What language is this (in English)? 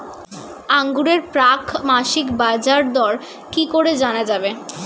Bangla